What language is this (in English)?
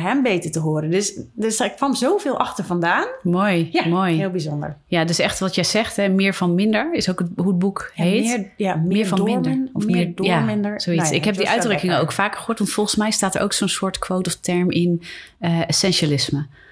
Dutch